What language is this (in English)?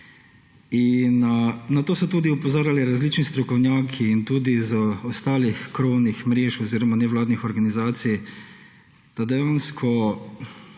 Slovenian